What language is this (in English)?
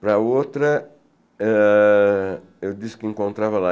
Portuguese